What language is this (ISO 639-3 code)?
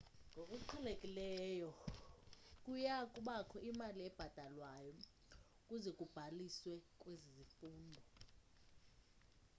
xho